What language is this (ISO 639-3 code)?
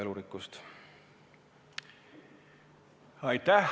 est